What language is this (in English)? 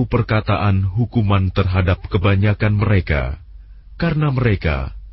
Indonesian